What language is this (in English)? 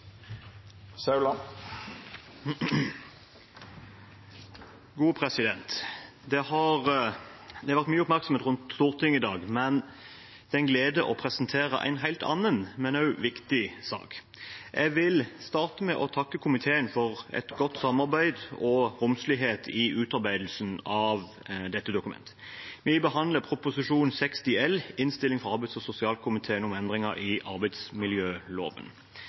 Norwegian